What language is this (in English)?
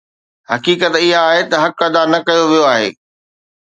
Sindhi